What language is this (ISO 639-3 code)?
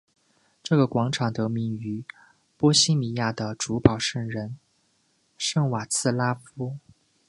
zho